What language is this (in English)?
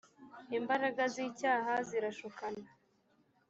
Kinyarwanda